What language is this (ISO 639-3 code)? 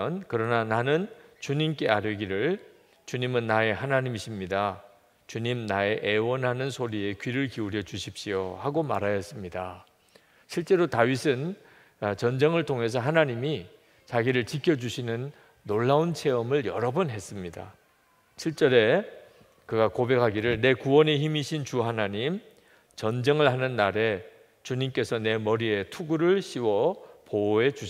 kor